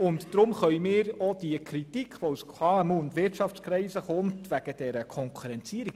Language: Swiss German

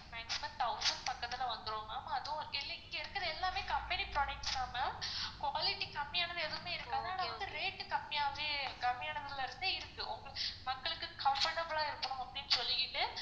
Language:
Tamil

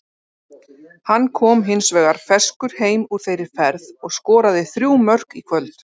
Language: Icelandic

